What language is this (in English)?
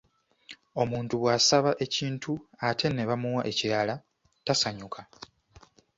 Ganda